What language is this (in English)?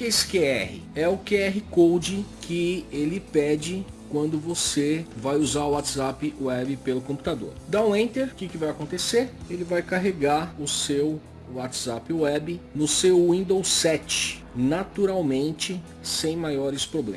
Portuguese